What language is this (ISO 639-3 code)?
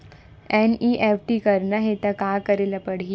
hne